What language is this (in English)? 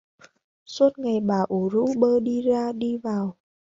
Vietnamese